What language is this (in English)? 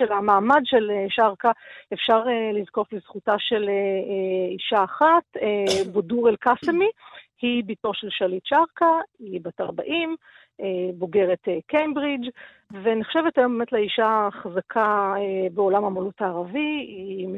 Hebrew